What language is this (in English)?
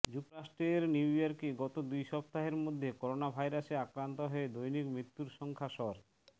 Bangla